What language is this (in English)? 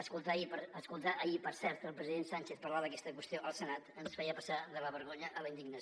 Catalan